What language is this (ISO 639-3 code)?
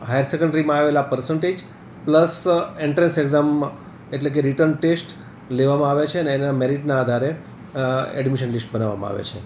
guj